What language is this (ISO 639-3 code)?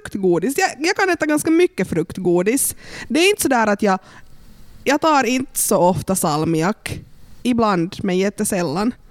swe